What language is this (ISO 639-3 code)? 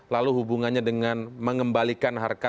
ind